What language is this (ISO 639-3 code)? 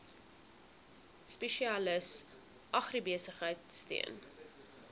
afr